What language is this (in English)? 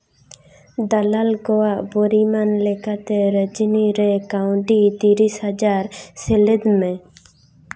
Santali